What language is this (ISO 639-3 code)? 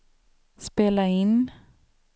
swe